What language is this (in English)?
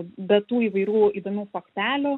Lithuanian